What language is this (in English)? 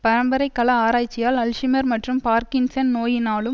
Tamil